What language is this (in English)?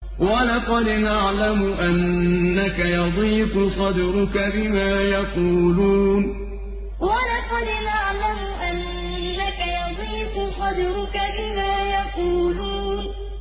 Arabic